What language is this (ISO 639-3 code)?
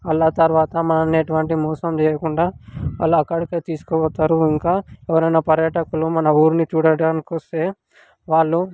tel